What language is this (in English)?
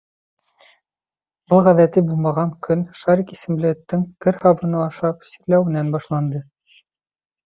Bashkir